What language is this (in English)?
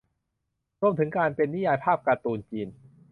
Thai